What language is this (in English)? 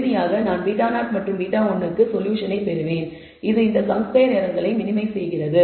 Tamil